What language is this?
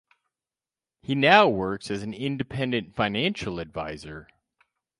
English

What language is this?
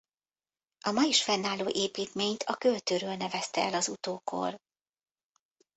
Hungarian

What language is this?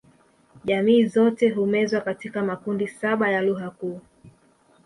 Swahili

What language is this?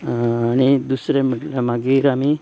Konkani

